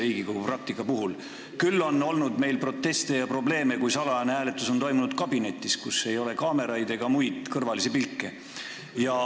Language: Estonian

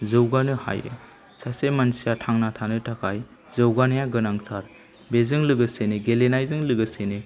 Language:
Bodo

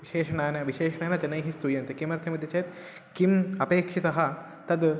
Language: Sanskrit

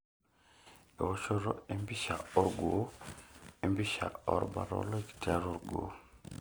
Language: Masai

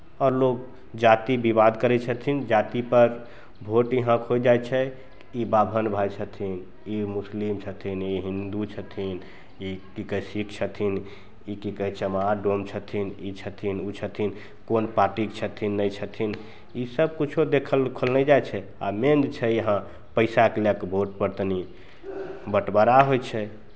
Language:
Maithili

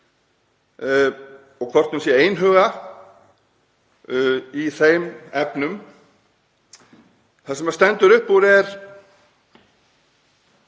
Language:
Icelandic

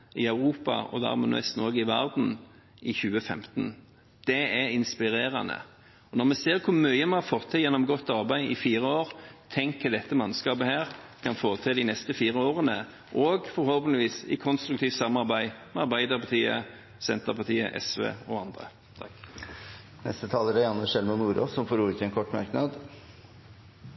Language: Norwegian Bokmål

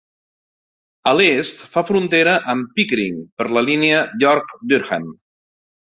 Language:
Catalan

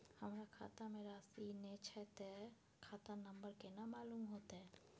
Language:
Maithili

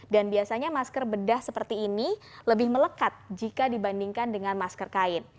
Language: Indonesian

